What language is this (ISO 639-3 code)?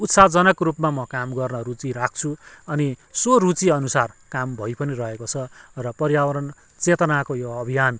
nep